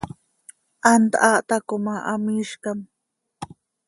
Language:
Seri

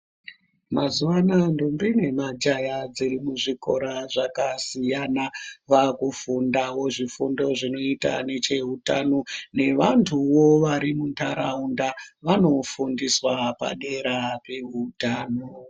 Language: Ndau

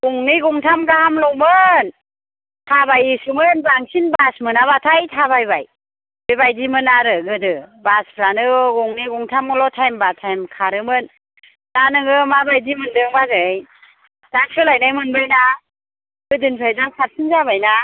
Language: Bodo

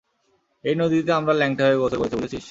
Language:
Bangla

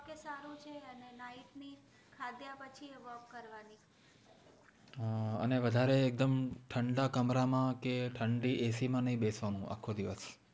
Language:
Gujarati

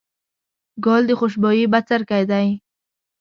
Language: Pashto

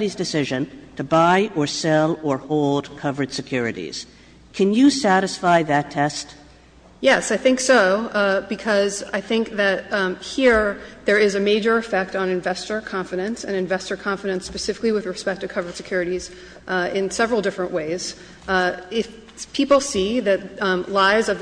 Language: English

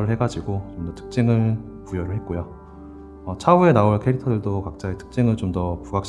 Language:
Korean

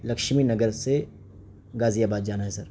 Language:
Urdu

